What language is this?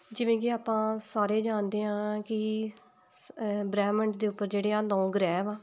Punjabi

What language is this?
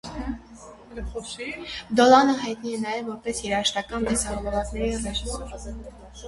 Armenian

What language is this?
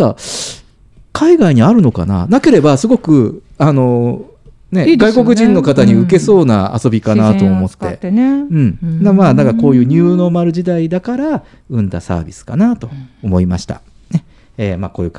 Japanese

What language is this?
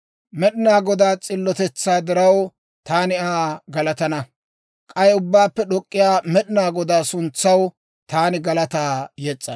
Dawro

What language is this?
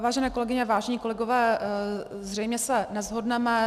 Czech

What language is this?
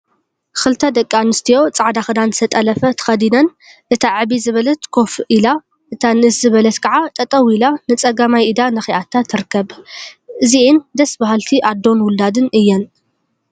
Tigrinya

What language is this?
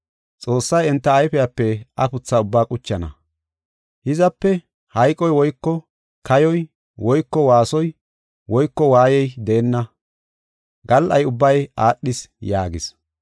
Gofa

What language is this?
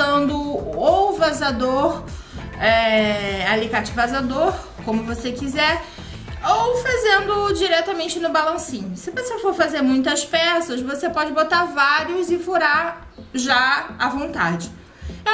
Portuguese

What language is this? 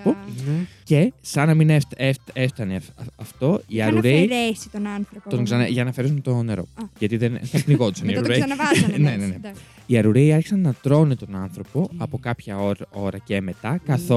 Greek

